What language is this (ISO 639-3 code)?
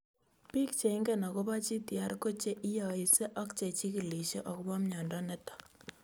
kln